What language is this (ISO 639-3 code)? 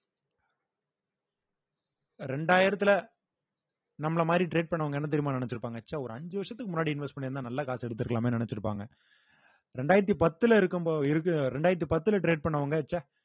tam